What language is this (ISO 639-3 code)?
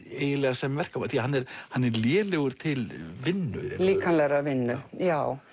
isl